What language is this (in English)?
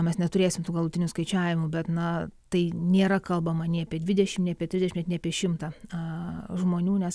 Lithuanian